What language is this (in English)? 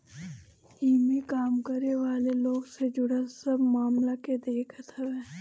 Bhojpuri